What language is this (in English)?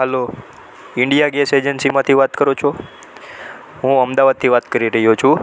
Gujarati